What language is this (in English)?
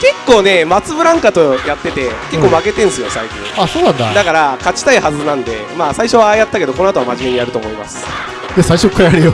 Japanese